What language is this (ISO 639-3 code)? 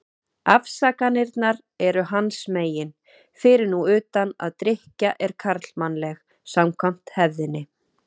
isl